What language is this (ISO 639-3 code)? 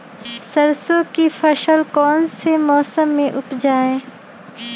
mag